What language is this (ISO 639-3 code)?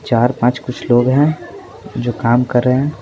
hin